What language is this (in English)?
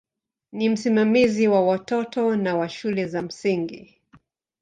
Swahili